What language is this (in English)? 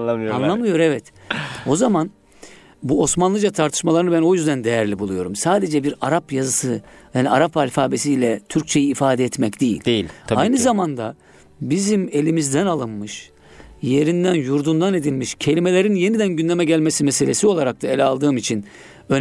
Turkish